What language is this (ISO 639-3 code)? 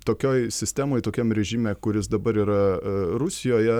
lit